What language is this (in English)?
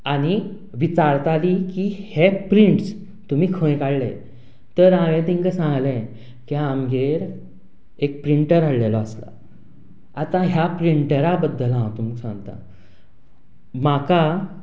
Konkani